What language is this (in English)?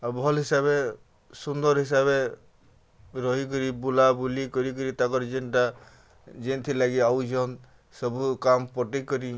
Odia